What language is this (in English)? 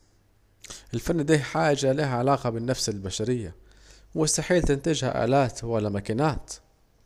Saidi Arabic